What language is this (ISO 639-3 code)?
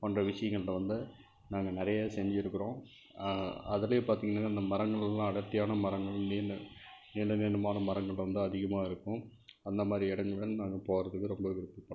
tam